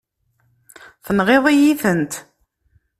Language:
Kabyle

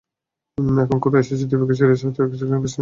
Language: Bangla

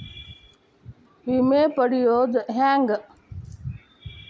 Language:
Kannada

